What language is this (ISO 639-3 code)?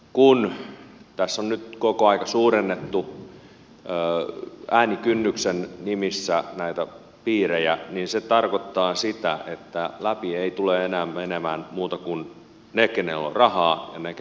fin